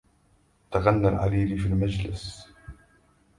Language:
Arabic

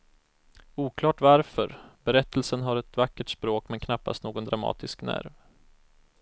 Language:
Swedish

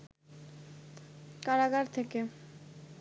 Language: Bangla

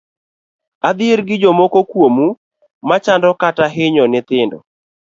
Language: Luo (Kenya and Tanzania)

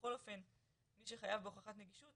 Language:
Hebrew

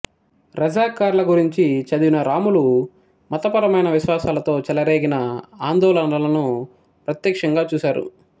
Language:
Telugu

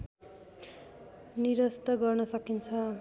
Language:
Nepali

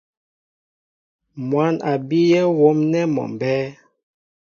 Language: Mbo (Cameroon)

